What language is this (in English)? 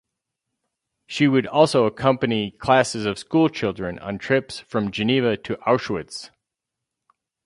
English